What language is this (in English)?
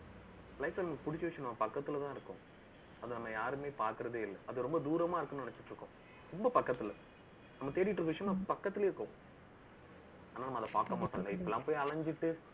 Tamil